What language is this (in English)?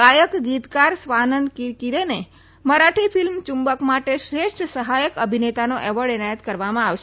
Gujarati